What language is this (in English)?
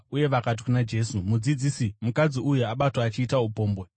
Shona